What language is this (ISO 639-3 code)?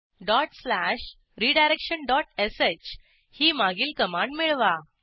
mar